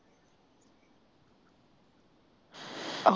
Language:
Punjabi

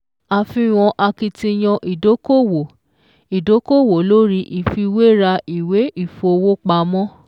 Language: Yoruba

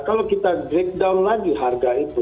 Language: Indonesian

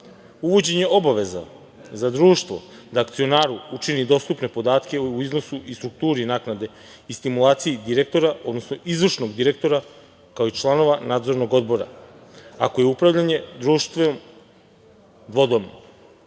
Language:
Serbian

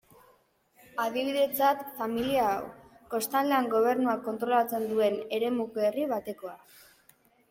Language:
Basque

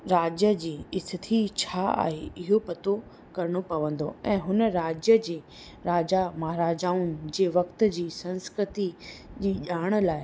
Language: Sindhi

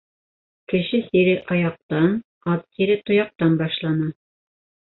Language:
Bashkir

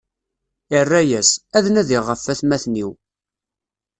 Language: Kabyle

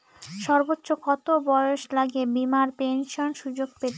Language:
Bangla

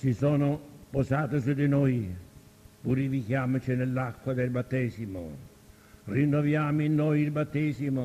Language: Italian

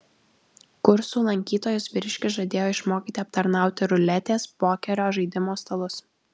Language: Lithuanian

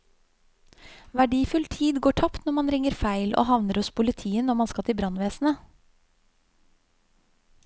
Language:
Norwegian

